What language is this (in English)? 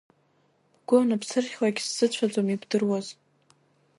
Abkhazian